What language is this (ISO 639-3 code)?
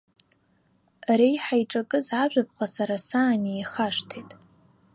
abk